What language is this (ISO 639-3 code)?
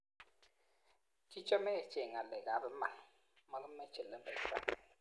kln